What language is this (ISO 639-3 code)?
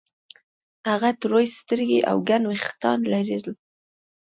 pus